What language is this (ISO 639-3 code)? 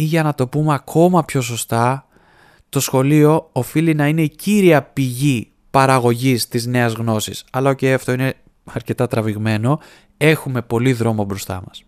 ell